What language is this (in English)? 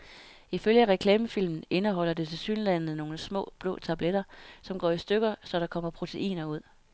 Danish